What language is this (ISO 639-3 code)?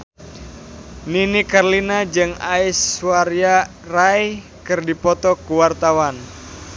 sun